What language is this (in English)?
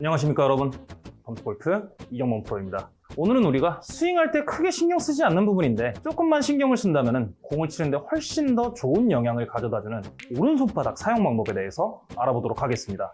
Korean